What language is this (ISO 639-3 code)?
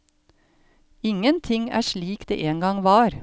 nor